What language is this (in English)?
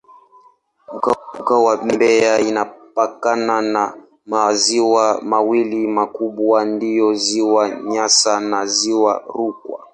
Swahili